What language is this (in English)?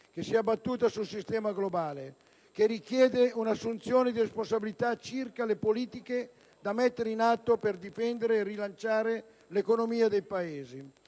Italian